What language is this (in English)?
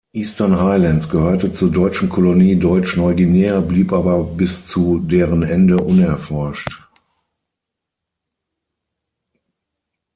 German